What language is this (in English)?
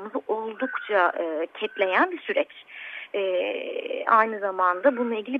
Turkish